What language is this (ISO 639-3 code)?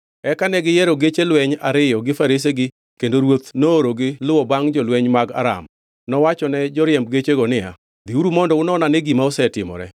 luo